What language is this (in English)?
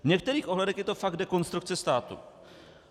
Czech